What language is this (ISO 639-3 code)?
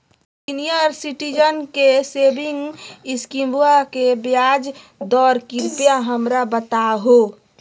mag